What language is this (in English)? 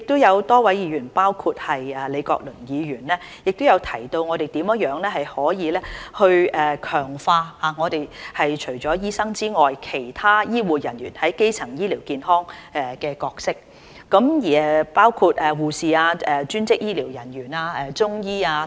Cantonese